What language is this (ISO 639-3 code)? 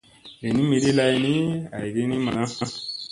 mse